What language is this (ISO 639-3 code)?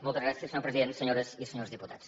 cat